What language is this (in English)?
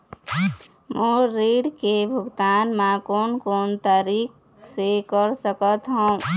Chhattisgarhi